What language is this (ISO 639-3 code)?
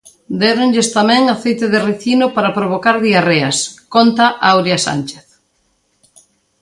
glg